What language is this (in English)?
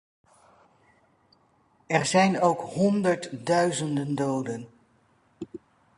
Dutch